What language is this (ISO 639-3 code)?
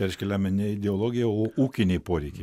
lit